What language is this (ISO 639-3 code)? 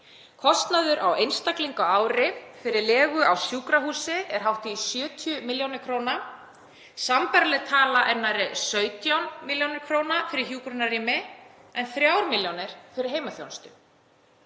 isl